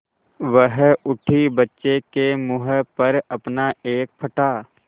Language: Hindi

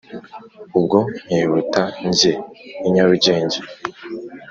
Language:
Kinyarwanda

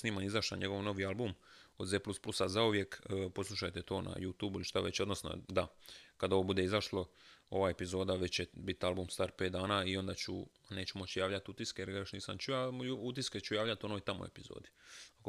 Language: Croatian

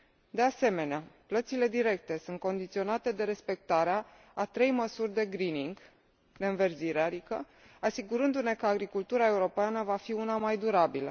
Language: Romanian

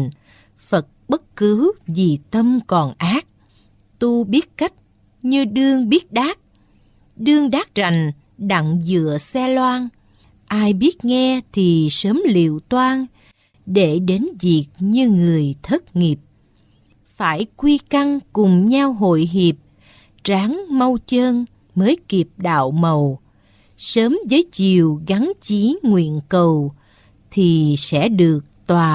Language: Vietnamese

